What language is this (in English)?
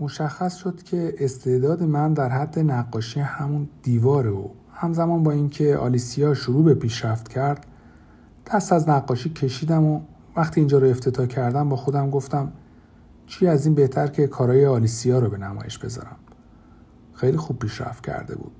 Persian